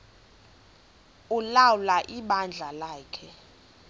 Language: Xhosa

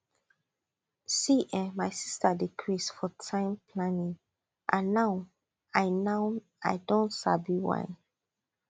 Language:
Nigerian Pidgin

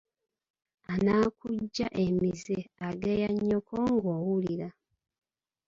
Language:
Ganda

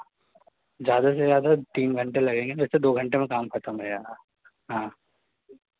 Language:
Hindi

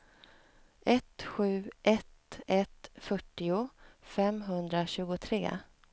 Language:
Swedish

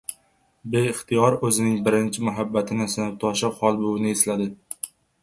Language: Uzbek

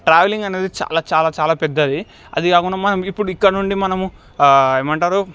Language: Telugu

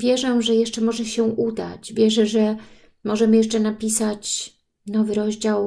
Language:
Polish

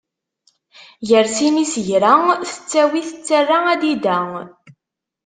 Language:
Kabyle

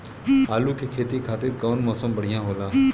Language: Bhojpuri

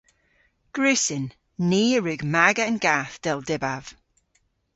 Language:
Cornish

